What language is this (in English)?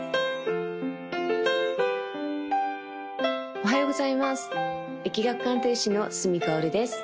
Japanese